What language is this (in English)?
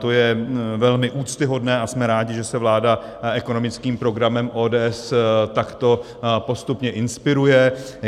Czech